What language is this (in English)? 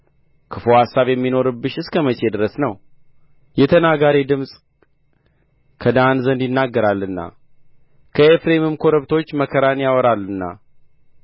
Amharic